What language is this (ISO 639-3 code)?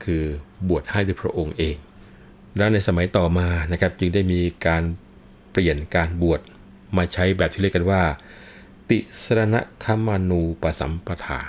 tha